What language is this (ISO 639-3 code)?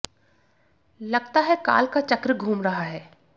hin